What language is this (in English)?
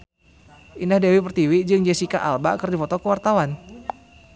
Sundanese